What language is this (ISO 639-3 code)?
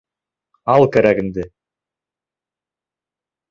bak